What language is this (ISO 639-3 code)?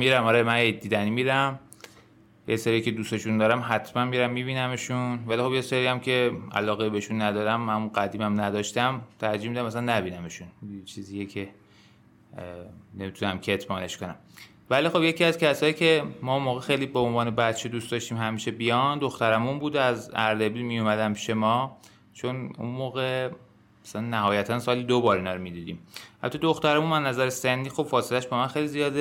fas